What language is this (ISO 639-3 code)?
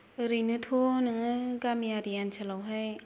brx